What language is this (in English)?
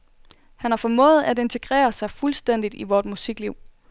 Danish